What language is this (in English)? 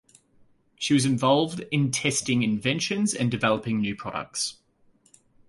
English